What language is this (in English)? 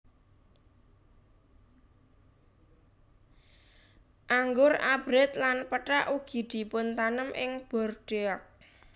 Javanese